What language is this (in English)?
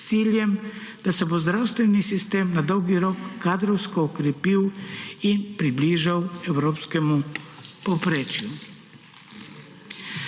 Slovenian